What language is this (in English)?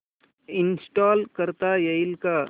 Marathi